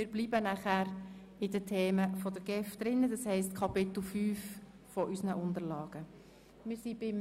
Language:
Swiss German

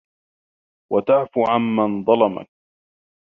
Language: Arabic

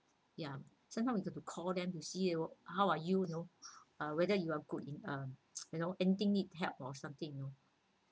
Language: English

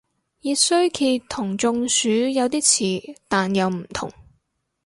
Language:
Cantonese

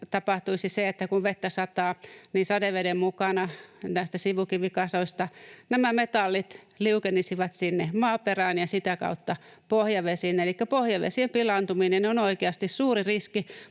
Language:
Finnish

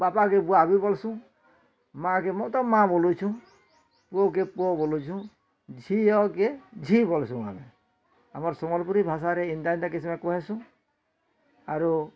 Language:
Odia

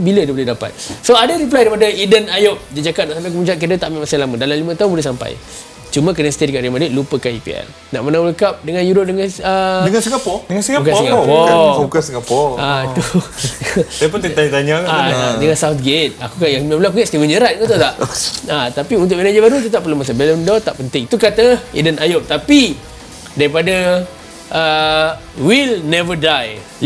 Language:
Malay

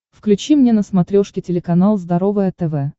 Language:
Russian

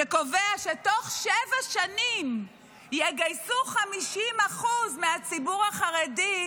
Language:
Hebrew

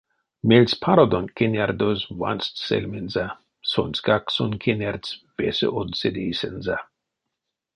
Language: Erzya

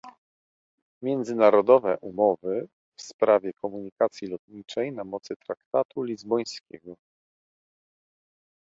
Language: Polish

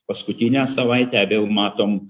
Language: Lithuanian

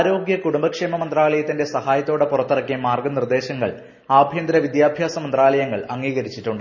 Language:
Malayalam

